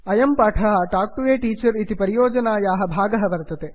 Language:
Sanskrit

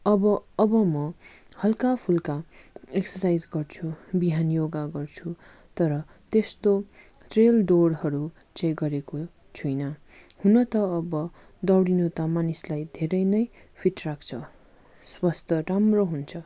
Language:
Nepali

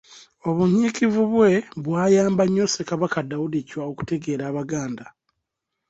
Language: Ganda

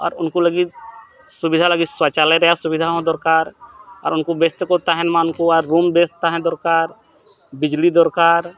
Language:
Santali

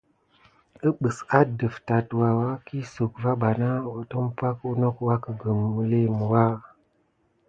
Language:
Gidar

